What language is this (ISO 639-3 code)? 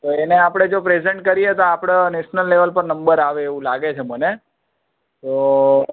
guj